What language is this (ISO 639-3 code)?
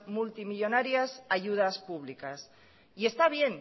spa